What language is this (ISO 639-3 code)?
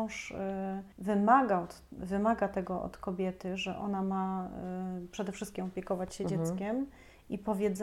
pol